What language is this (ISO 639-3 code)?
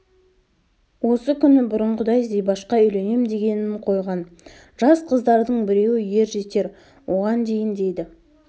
kaz